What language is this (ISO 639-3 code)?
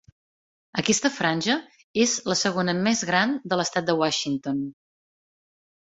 cat